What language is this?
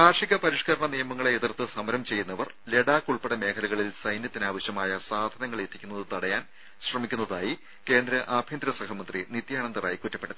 Malayalam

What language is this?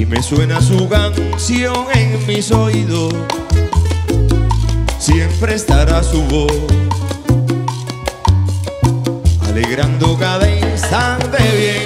Spanish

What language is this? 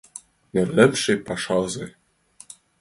Mari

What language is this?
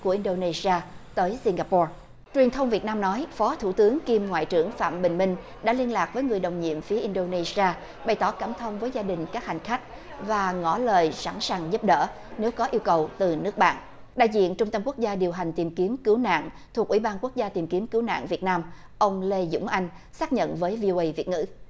Vietnamese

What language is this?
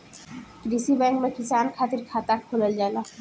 Bhojpuri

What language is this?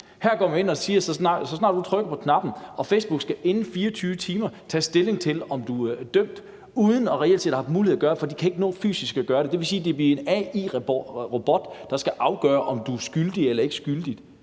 Danish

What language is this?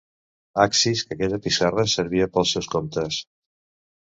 Catalan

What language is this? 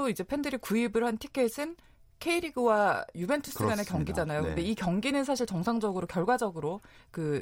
Korean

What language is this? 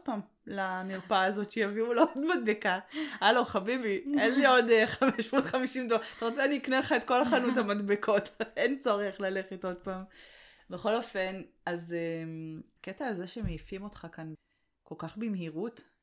Hebrew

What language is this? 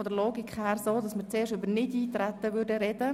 Swiss German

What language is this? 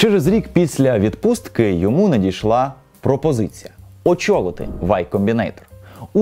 Ukrainian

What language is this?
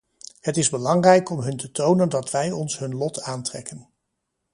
Dutch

